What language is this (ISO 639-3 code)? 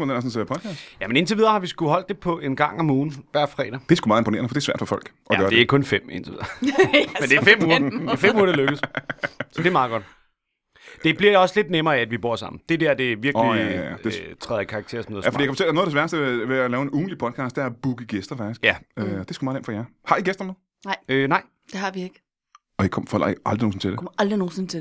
dan